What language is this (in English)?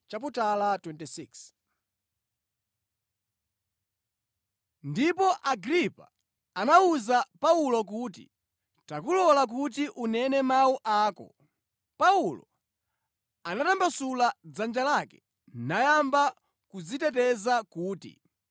Nyanja